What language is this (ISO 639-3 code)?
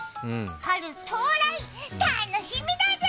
jpn